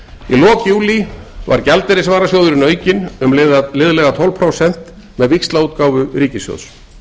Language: Icelandic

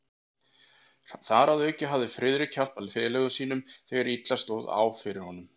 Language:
Icelandic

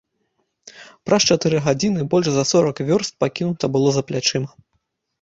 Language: Belarusian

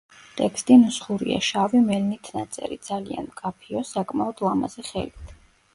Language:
Georgian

